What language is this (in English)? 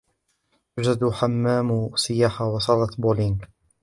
Arabic